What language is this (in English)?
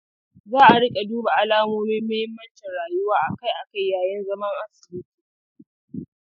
Hausa